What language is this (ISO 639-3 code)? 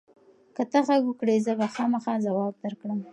pus